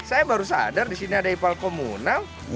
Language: Indonesian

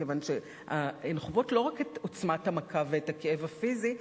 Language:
Hebrew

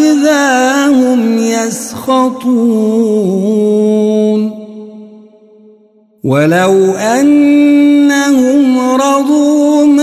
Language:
Arabic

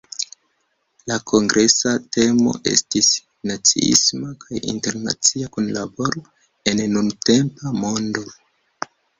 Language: Esperanto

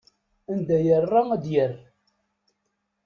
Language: Kabyle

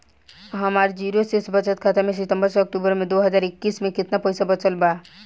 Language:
Bhojpuri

